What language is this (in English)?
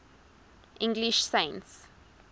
English